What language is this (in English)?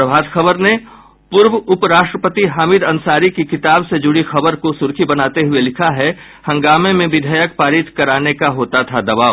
Hindi